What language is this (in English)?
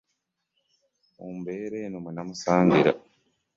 Ganda